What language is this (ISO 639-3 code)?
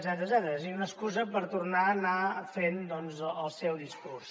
cat